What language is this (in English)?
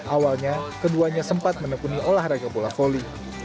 Indonesian